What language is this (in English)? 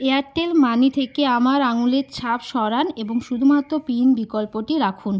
Bangla